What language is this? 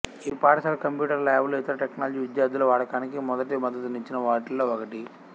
Telugu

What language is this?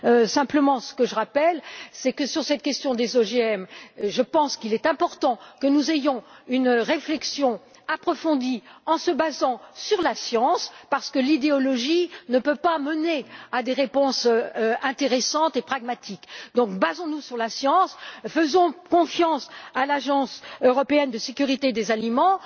French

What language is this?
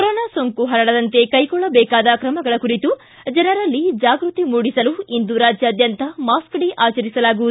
Kannada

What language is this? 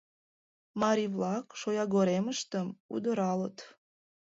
Mari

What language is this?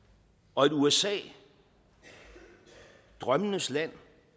Danish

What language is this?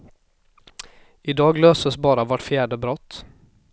Swedish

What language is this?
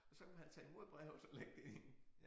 Danish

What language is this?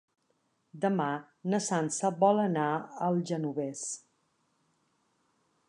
Catalan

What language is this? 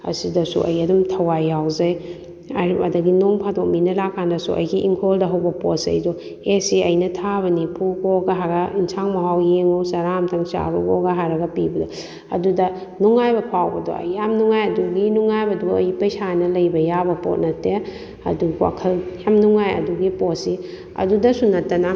Manipuri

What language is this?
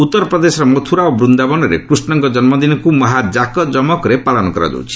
Odia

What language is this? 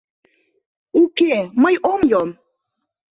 Mari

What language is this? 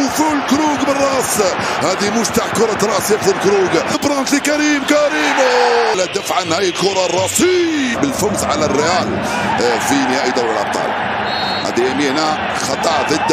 Arabic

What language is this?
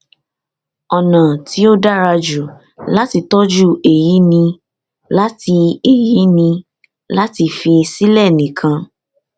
Yoruba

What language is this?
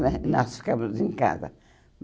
Portuguese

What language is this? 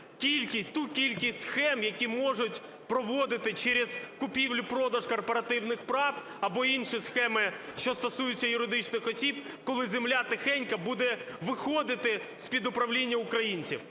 Ukrainian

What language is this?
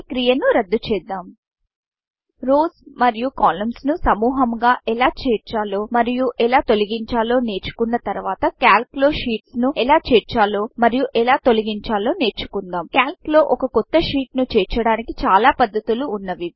Telugu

